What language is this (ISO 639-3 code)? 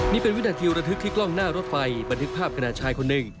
tha